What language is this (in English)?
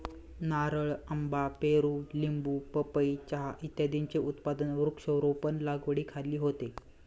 Marathi